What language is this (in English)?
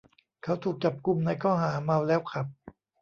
Thai